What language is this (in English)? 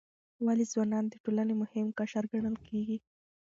Pashto